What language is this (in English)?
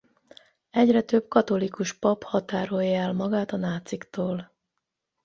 Hungarian